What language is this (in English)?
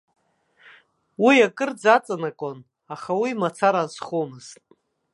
Abkhazian